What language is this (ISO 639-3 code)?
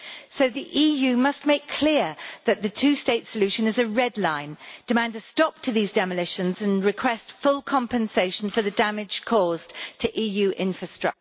eng